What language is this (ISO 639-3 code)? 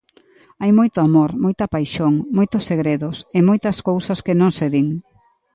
glg